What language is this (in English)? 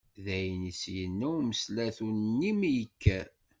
Kabyle